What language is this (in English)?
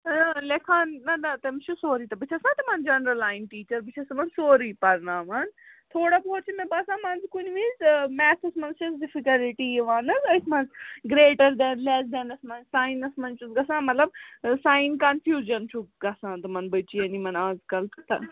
Kashmiri